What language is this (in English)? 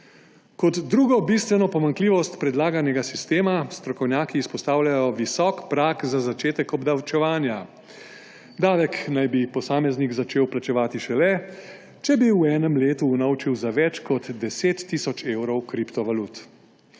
Slovenian